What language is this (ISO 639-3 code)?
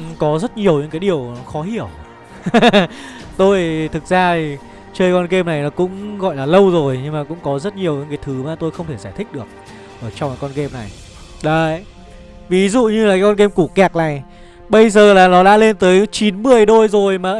vie